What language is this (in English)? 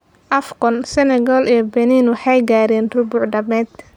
Somali